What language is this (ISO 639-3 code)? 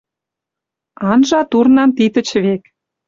mrj